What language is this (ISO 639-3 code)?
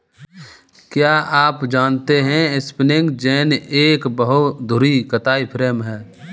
hin